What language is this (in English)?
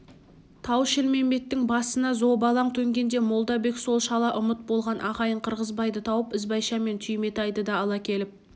Kazakh